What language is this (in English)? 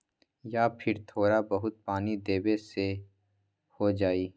Magahi